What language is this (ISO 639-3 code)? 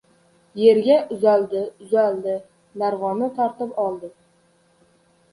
uzb